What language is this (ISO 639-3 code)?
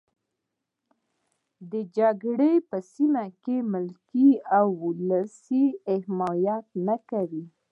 pus